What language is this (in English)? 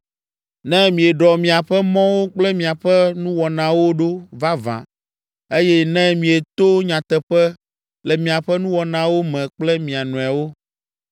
Ewe